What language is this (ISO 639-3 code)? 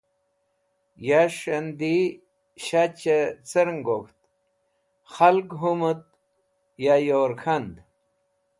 wbl